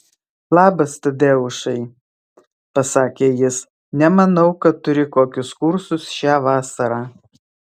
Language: Lithuanian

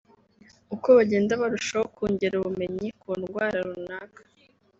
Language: Kinyarwanda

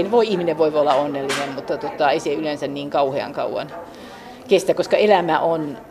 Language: Finnish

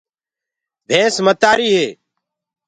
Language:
Gurgula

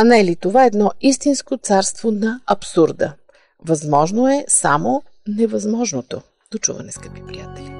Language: Bulgarian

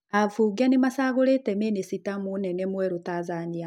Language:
Kikuyu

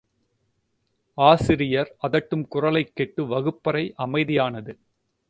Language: Tamil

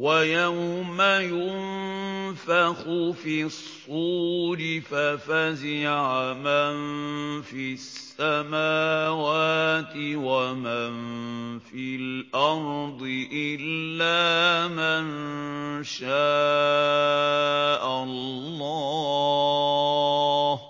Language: Arabic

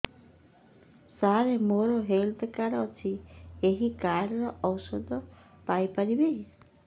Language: Odia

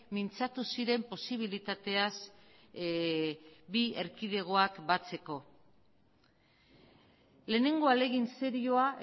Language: Basque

